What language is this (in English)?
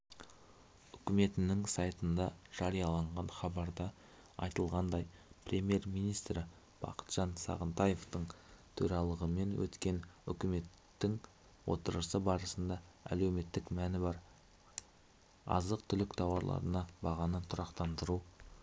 Kazakh